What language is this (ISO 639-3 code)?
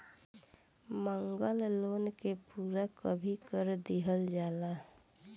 bho